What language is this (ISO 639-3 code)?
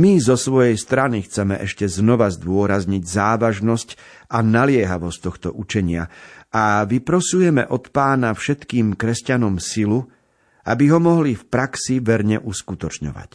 slk